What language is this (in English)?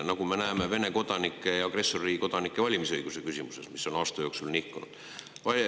Estonian